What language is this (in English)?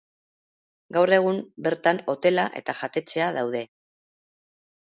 Basque